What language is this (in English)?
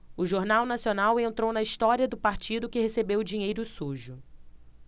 Portuguese